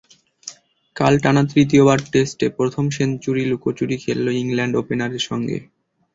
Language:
Bangla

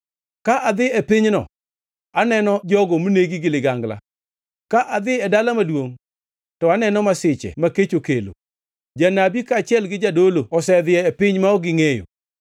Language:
Luo (Kenya and Tanzania)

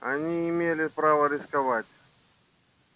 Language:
Russian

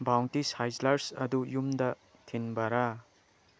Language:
Manipuri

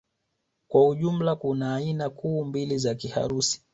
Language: Swahili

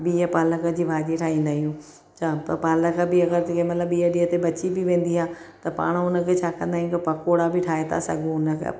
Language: Sindhi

